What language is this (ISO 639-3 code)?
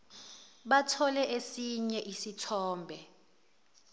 zul